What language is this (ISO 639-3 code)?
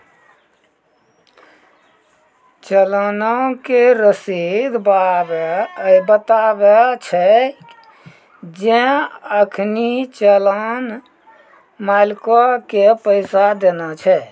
mai